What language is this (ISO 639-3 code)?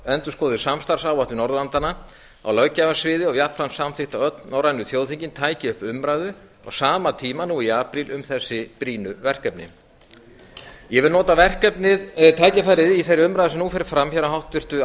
isl